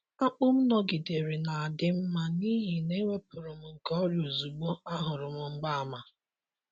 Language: Igbo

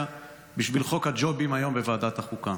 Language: Hebrew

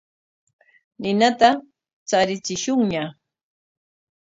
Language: Corongo Ancash Quechua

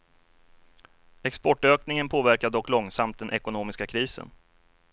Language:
Swedish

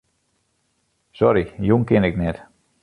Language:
Western Frisian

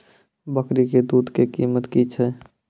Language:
Maithili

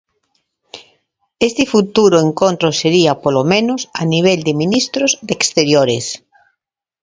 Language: Galician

